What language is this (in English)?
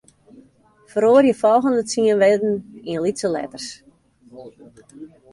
Western Frisian